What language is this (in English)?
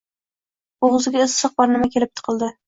Uzbek